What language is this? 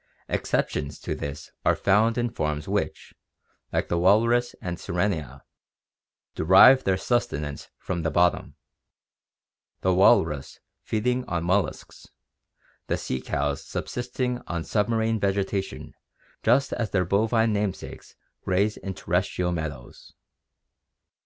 English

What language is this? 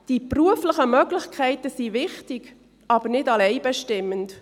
Swiss German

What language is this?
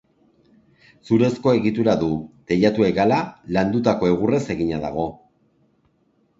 Basque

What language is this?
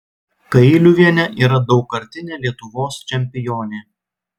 Lithuanian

